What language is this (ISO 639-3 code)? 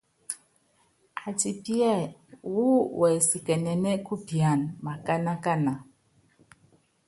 yav